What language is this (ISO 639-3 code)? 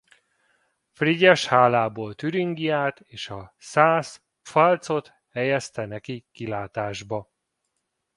hun